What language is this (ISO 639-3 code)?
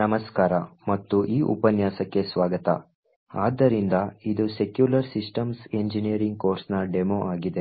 kan